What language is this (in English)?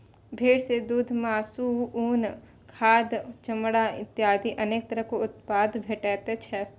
Maithili